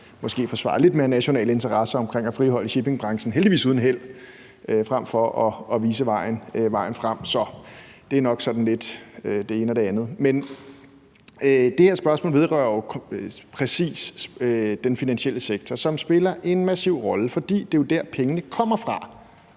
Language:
Danish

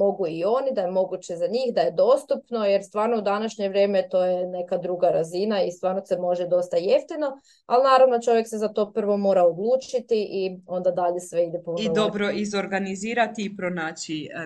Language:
Croatian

